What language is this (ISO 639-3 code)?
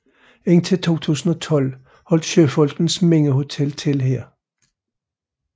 dan